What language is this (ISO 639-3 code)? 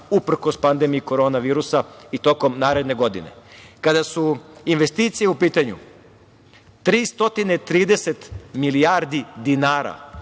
srp